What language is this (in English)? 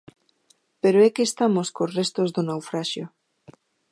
Galician